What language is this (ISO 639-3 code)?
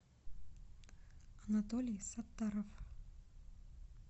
rus